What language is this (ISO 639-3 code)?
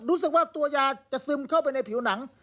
tha